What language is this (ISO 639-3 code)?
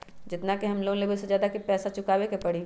mag